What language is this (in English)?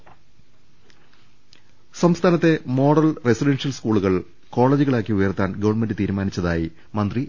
Malayalam